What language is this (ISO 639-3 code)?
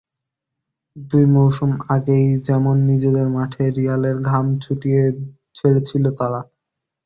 ben